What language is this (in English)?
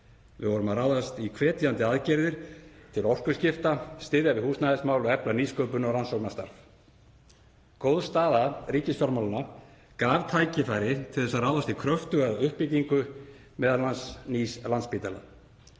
Icelandic